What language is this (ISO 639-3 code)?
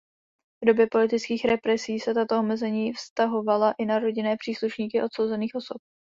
ces